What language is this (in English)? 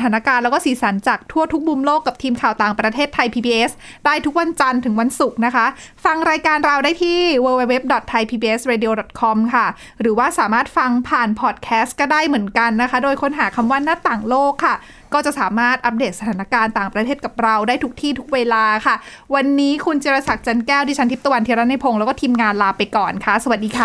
Thai